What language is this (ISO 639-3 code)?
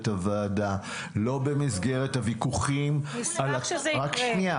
heb